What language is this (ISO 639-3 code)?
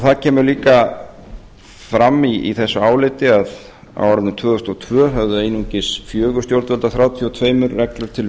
isl